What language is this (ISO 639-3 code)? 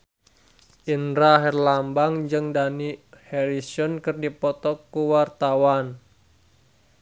sun